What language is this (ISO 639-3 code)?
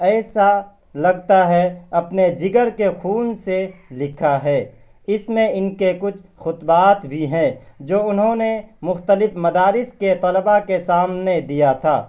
urd